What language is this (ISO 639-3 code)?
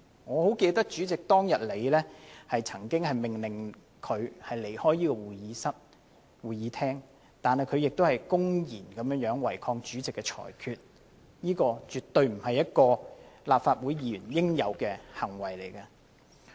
yue